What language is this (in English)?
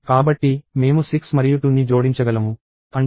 Telugu